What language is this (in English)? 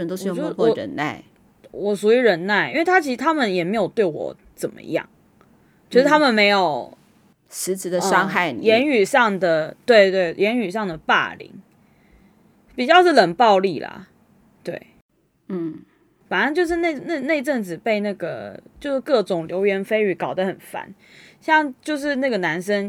Chinese